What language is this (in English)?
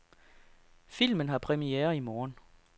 Danish